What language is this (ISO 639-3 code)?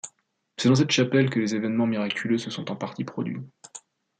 fra